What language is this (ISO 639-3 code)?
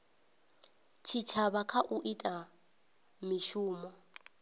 ven